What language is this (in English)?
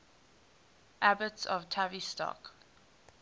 English